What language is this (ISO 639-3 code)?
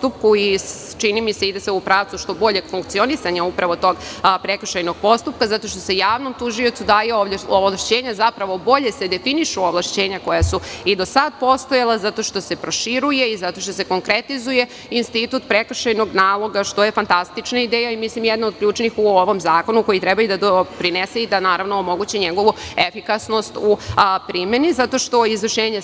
srp